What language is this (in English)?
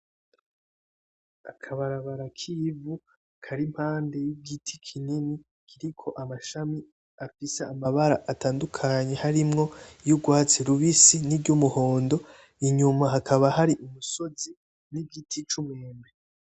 Rundi